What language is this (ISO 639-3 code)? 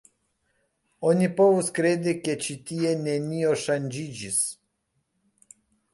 epo